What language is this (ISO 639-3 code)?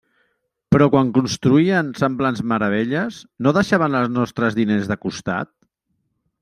cat